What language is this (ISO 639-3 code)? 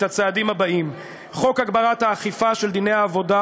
heb